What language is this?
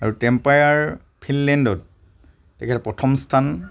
Assamese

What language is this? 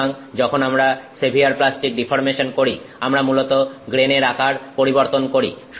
Bangla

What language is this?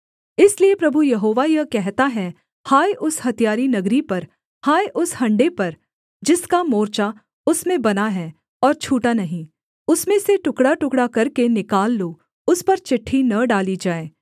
Hindi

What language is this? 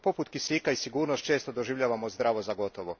Croatian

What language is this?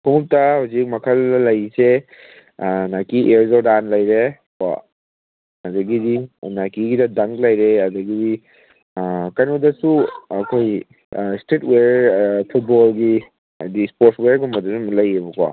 Manipuri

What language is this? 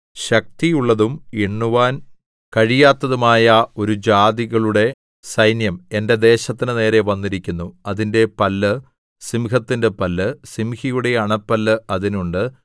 Malayalam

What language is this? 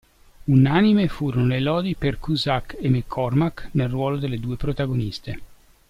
Italian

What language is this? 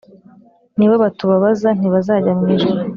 Kinyarwanda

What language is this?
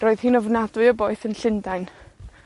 Welsh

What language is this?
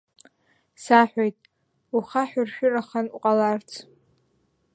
Abkhazian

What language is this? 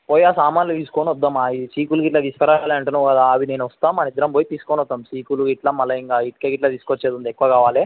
Telugu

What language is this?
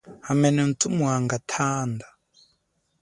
Chokwe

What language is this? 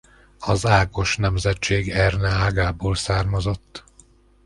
Hungarian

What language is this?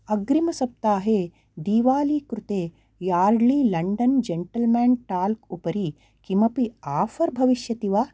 Sanskrit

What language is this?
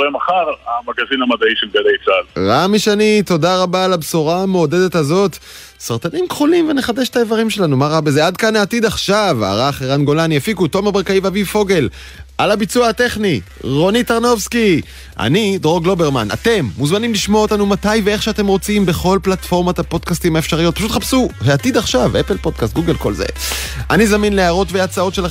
Hebrew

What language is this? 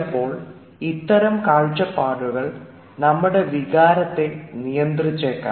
Malayalam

